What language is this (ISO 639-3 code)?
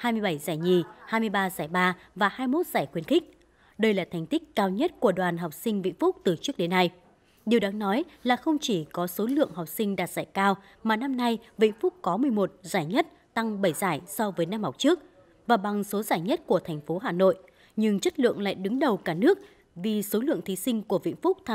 vie